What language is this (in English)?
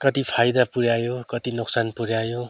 Nepali